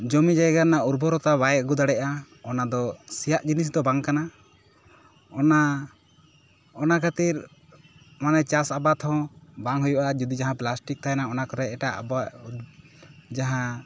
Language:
Santali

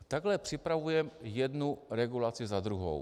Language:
Czech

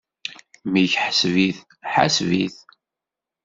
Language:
Kabyle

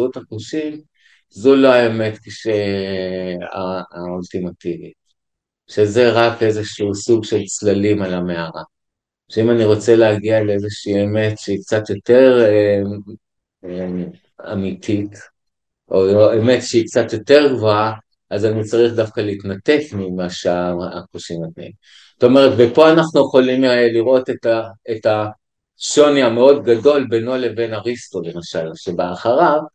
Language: Hebrew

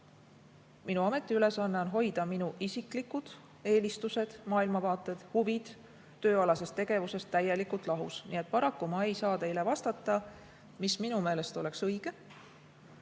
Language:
Estonian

